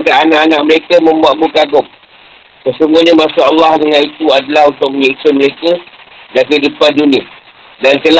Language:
Malay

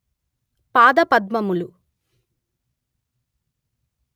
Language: Telugu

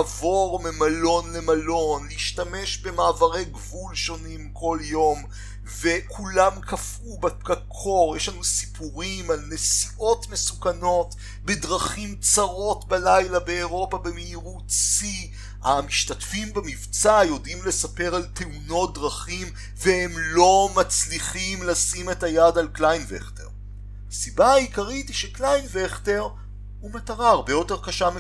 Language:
Hebrew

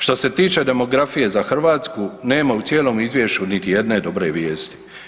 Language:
Croatian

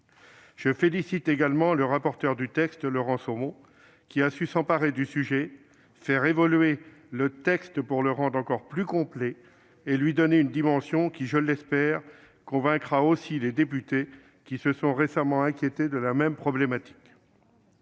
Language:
French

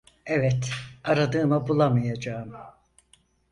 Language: Turkish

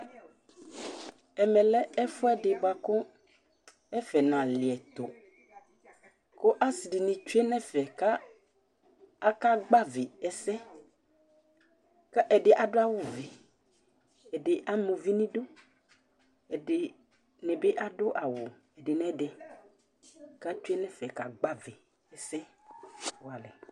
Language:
Ikposo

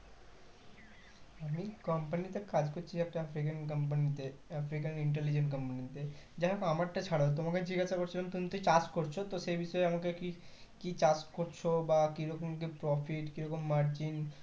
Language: Bangla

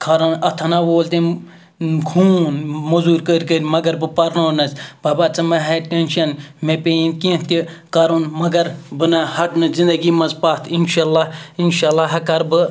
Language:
Kashmiri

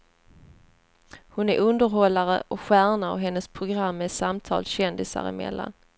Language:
Swedish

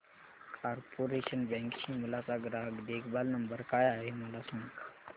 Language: Marathi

